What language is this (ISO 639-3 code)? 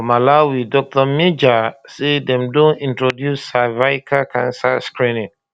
pcm